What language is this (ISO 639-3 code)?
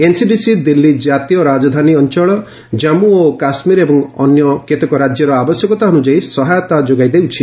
ori